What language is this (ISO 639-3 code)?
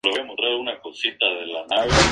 spa